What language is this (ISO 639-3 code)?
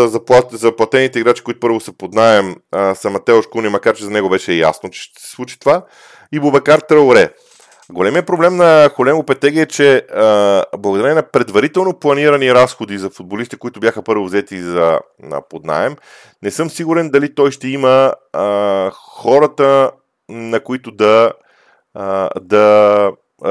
bul